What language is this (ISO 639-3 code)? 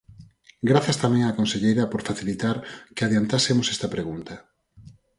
glg